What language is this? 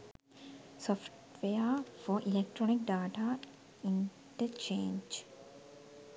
Sinhala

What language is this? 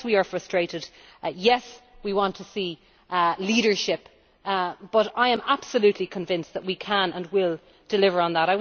English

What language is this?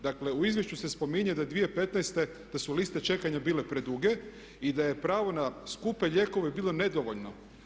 Croatian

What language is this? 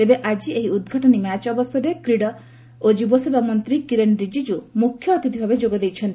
Odia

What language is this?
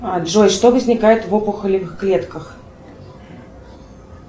Russian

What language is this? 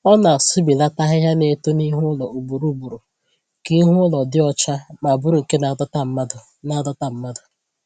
Igbo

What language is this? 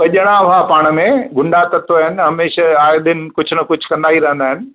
Sindhi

